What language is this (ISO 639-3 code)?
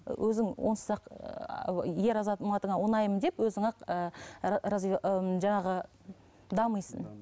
kaz